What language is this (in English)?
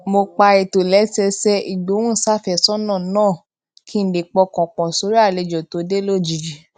Yoruba